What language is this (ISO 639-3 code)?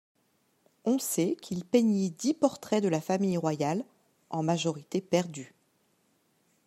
fra